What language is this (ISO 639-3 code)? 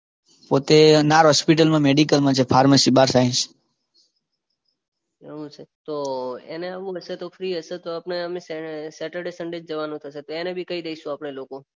guj